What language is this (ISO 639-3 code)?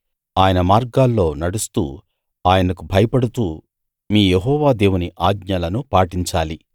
tel